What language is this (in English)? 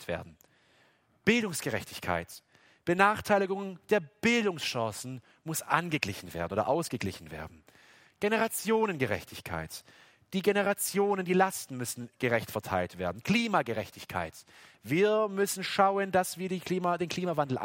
German